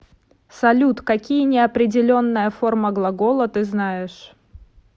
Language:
Russian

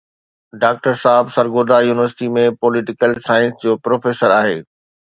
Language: Sindhi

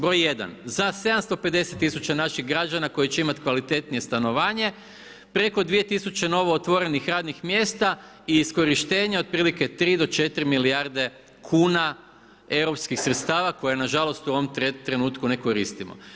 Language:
Croatian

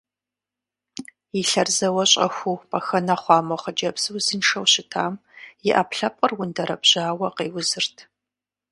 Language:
Kabardian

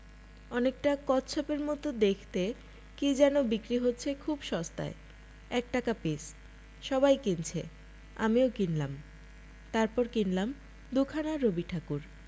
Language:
Bangla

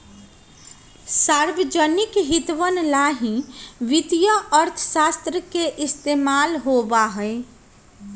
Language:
Magahi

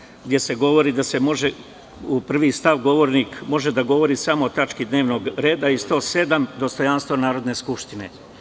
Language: Serbian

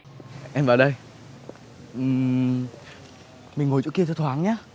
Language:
Vietnamese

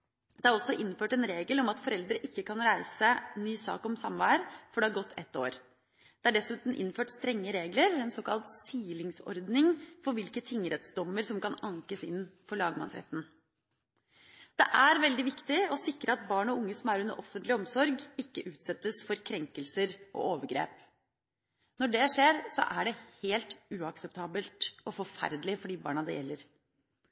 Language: Norwegian Bokmål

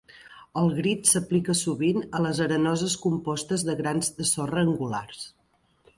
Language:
Catalan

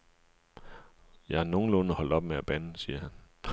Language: Danish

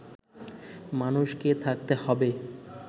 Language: Bangla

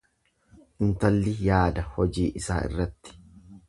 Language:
Oromo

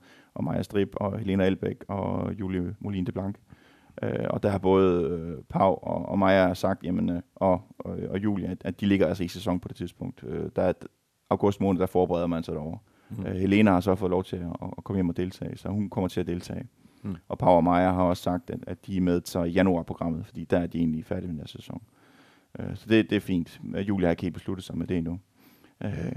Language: Danish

